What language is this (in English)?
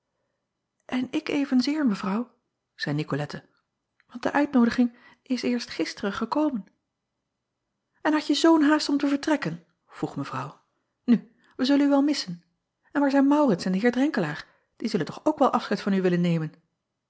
Dutch